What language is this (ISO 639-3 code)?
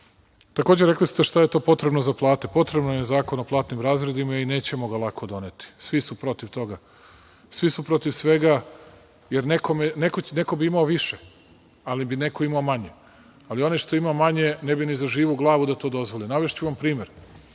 srp